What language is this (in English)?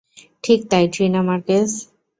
Bangla